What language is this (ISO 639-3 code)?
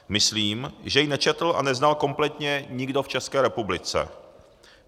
ces